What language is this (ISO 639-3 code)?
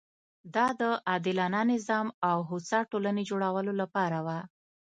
pus